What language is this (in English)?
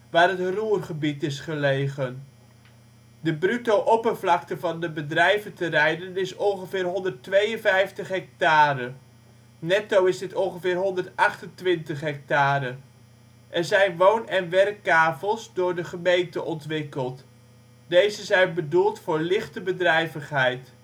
Dutch